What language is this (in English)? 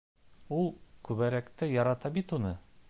Bashkir